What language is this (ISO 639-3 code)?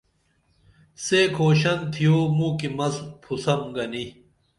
dml